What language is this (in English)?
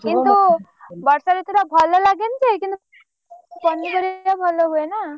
Odia